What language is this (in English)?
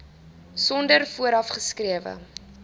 Afrikaans